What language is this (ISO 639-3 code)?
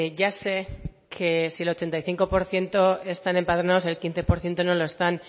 spa